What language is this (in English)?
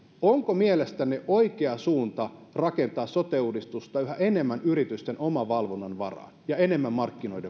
Finnish